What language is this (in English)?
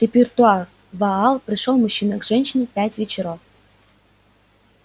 Russian